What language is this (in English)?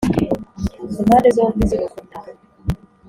Kinyarwanda